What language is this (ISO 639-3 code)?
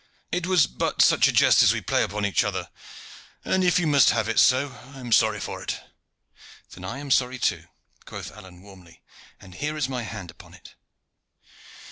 eng